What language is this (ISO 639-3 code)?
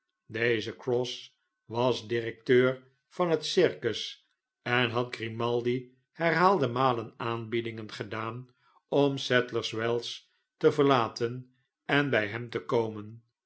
nld